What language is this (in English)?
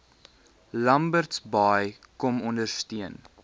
Afrikaans